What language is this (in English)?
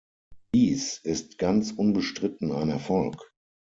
German